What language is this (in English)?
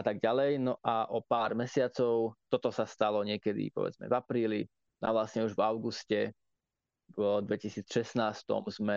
Slovak